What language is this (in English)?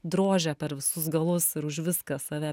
Lithuanian